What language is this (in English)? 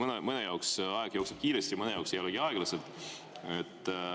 Estonian